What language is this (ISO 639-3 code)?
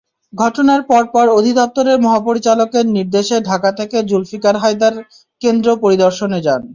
ben